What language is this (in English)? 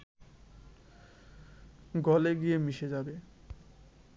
Bangla